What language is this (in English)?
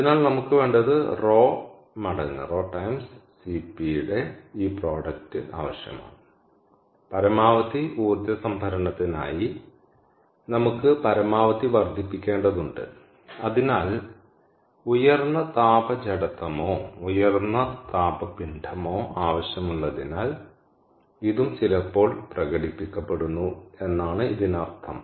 Malayalam